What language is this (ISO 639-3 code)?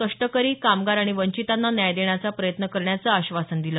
mar